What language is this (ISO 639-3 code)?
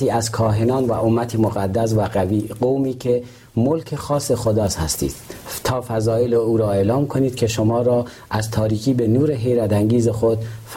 fas